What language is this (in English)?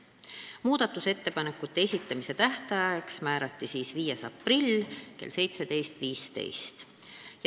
Estonian